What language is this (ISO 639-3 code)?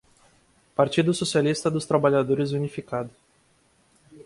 por